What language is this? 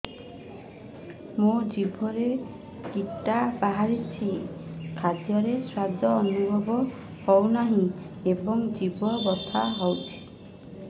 Odia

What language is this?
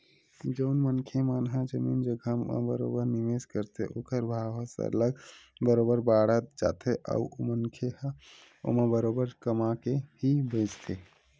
Chhattisgarhi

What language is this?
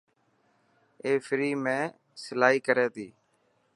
Dhatki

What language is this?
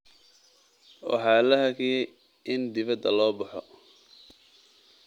Somali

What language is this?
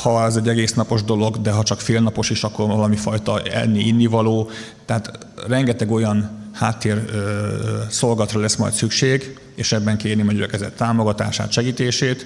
Hungarian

